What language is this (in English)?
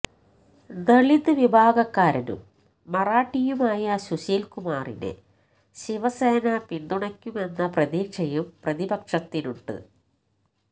Malayalam